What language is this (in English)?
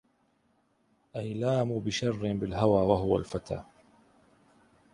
Arabic